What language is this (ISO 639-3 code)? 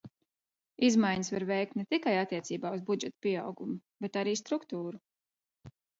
lav